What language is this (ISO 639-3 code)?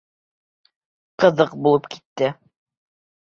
bak